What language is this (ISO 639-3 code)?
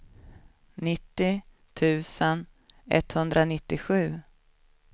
swe